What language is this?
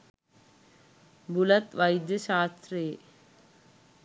Sinhala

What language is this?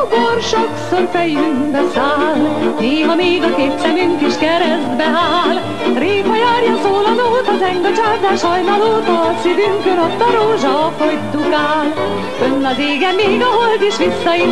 Hungarian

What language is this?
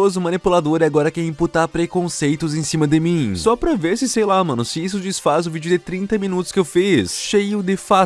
Portuguese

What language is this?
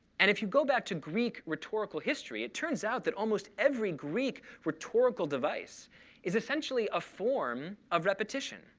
English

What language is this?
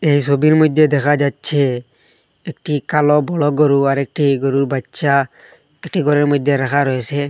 Bangla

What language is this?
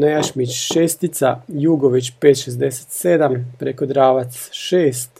Croatian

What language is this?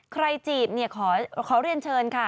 Thai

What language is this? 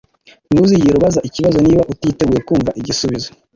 Kinyarwanda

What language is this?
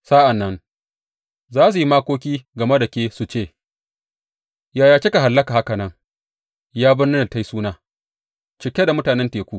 Hausa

